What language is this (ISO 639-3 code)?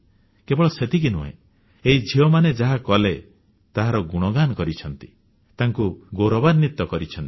ori